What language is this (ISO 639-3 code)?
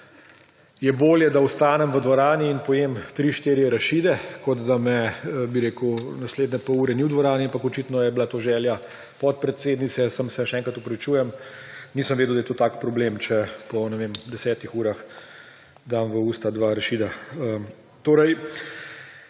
slv